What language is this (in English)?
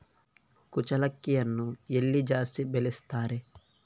Kannada